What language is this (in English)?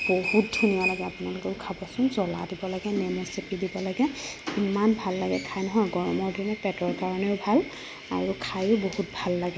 Assamese